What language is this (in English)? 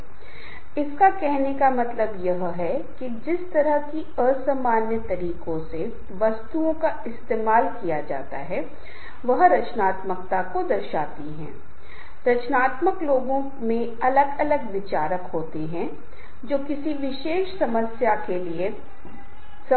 Hindi